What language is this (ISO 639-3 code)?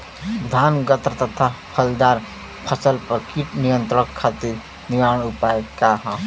bho